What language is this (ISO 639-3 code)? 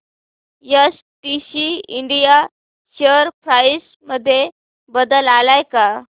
mar